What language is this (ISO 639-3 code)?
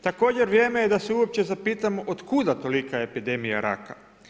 hrv